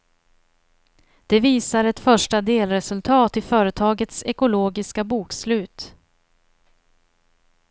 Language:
Swedish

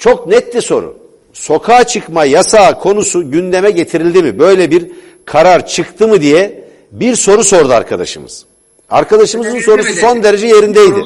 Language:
Turkish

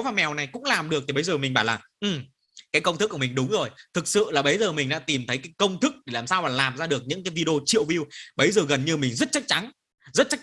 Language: Vietnamese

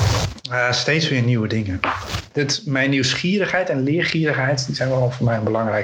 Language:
Dutch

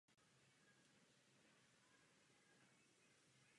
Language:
Czech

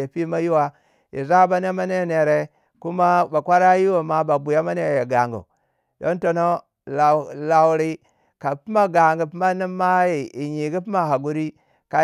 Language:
Waja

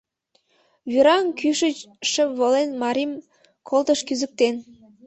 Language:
Mari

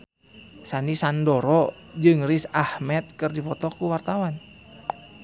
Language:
Sundanese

